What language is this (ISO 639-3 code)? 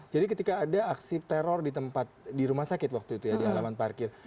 ind